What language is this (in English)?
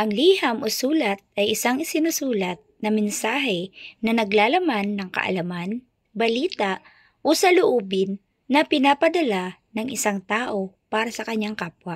Filipino